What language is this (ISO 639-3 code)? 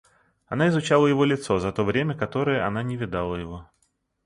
rus